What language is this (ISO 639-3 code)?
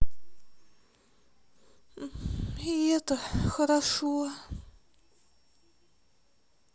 rus